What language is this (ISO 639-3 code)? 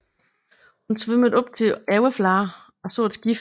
dan